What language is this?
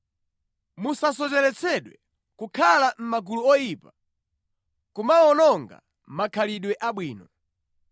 Nyanja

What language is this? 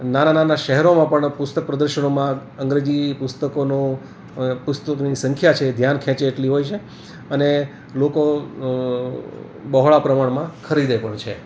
Gujarati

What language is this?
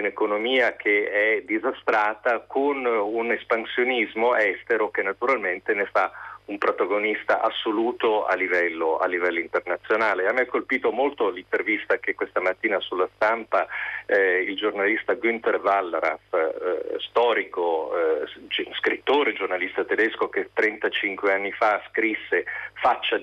Italian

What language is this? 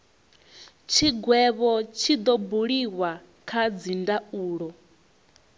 Venda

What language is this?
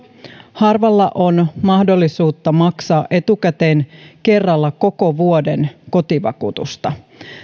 Finnish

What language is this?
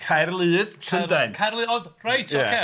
Welsh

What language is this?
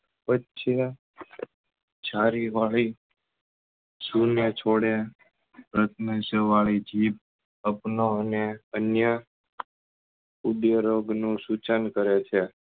Gujarati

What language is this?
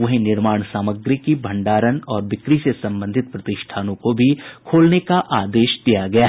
Hindi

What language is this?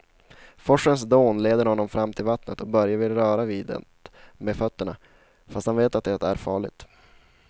Swedish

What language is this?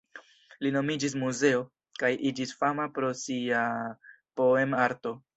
Esperanto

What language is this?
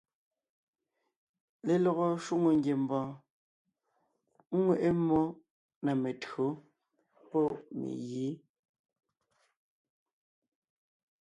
Ngiemboon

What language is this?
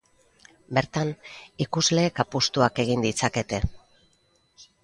Basque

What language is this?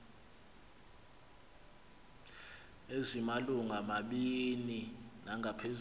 Xhosa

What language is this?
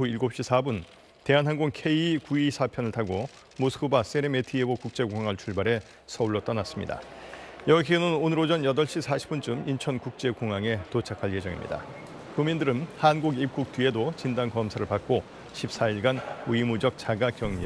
Korean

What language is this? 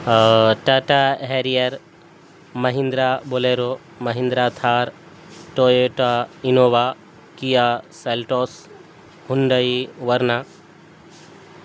Urdu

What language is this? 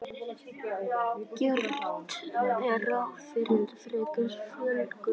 Icelandic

